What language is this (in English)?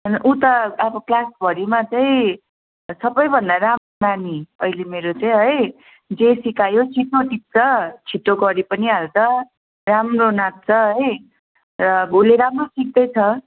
Nepali